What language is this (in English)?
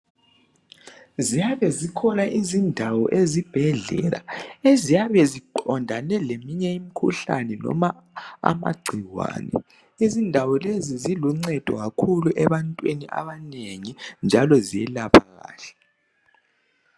North Ndebele